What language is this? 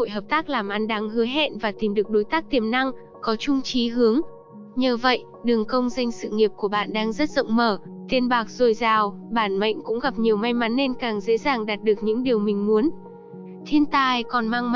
Vietnamese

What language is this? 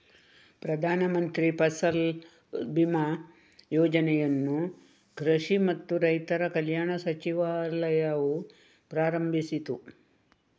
Kannada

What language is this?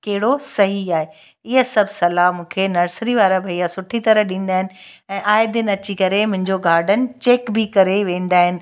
Sindhi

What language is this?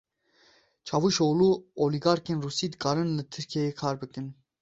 Kurdish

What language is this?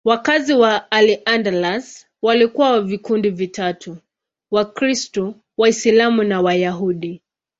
Swahili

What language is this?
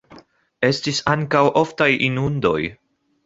Esperanto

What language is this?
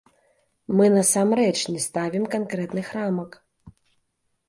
Belarusian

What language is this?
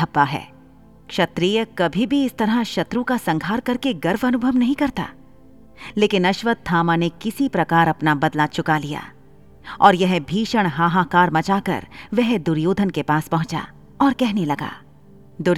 Hindi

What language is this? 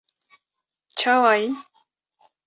Kurdish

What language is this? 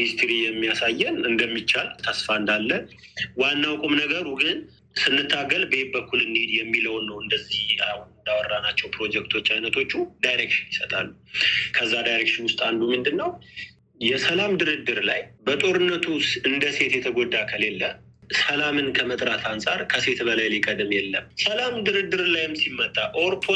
Amharic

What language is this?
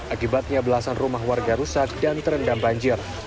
Indonesian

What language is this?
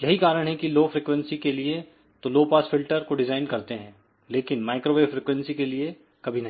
Hindi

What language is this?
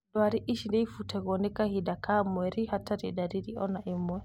Kikuyu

